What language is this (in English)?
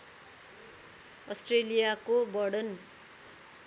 Nepali